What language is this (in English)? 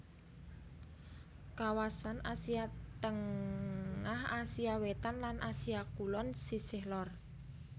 Javanese